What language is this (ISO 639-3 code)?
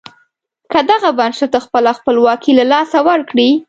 pus